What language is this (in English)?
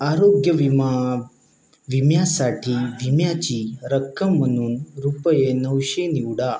Marathi